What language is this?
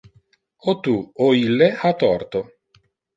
Interlingua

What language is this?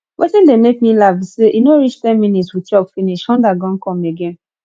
Nigerian Pidgin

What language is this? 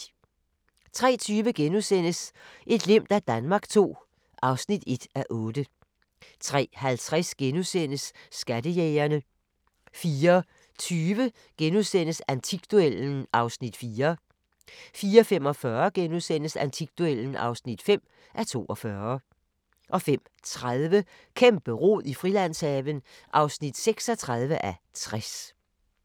Danish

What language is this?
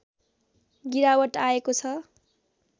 Nepali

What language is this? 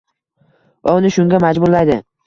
Uzbek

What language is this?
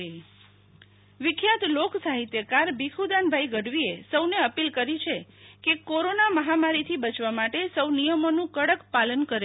Gujarati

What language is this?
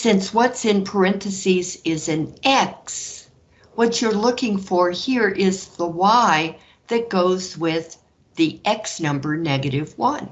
English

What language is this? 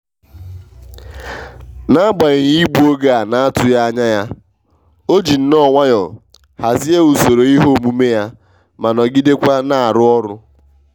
Igbo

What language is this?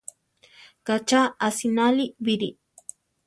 Central Tarahumara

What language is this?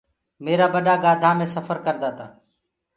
Gurgula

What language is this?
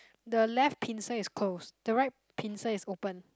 English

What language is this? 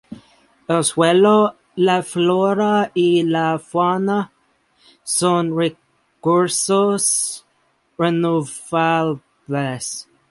Spanish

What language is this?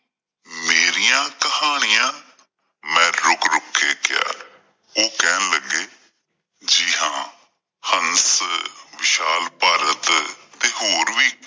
Punjabi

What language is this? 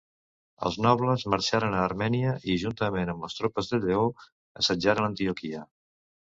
Catalan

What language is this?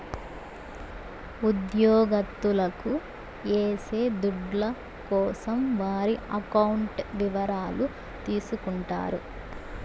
Telugu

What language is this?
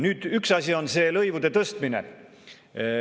Estonian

